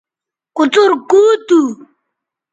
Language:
Bateri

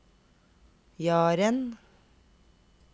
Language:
Norwegian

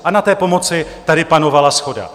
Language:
Czech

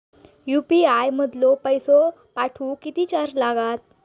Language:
Marathi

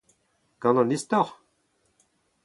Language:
Breton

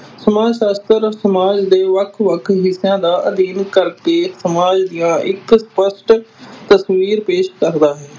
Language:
Punjabi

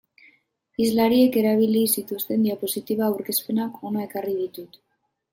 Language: Basque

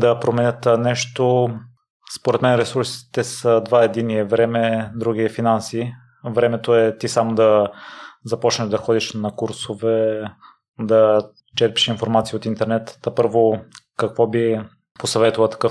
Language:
Bulgarian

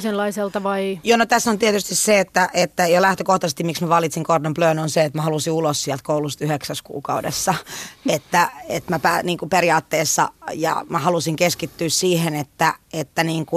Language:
Finnish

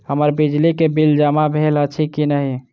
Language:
Maithili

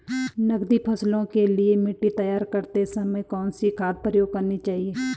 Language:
Hindi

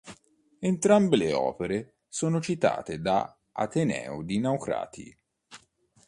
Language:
Italian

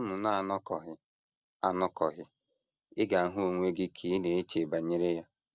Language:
Igbo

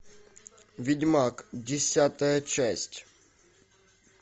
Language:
Russian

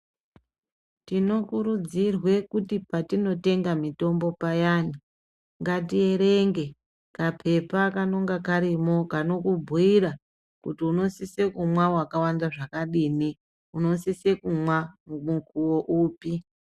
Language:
Ndau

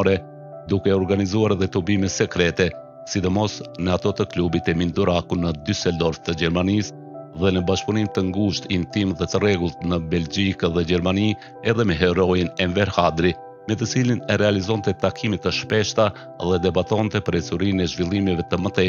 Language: Romanian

